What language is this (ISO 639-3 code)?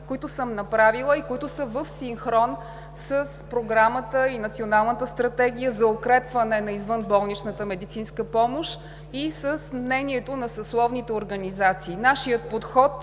bul